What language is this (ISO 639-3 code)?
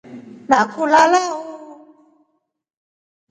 rof